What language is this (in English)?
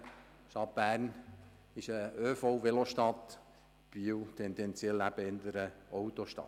Swiss German